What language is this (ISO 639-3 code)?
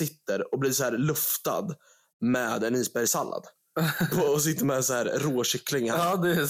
swe